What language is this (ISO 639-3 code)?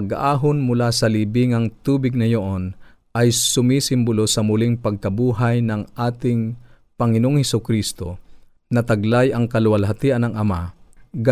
fil